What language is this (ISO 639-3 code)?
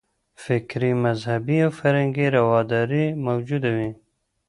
pus